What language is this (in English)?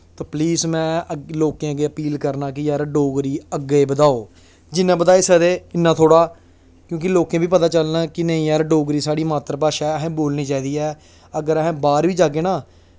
Dogri